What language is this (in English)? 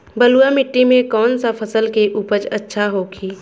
Bhojpuri